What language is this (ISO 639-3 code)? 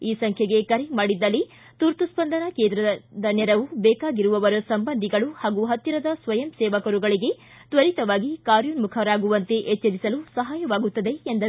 kan